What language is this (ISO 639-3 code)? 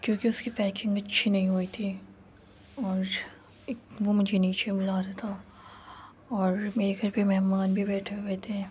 urd